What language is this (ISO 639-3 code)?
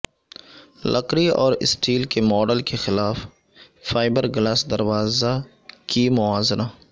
urd